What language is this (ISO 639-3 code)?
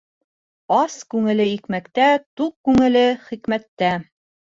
bak